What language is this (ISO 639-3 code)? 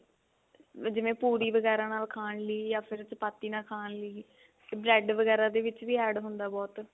pan